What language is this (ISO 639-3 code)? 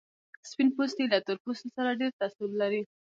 pus